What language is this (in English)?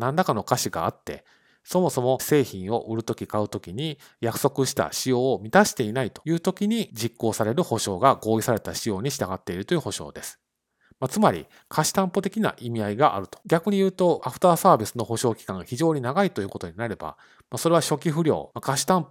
Japanese